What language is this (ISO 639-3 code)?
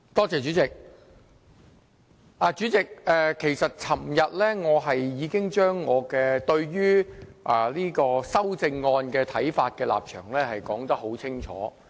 yue